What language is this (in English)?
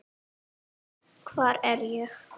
Icelandic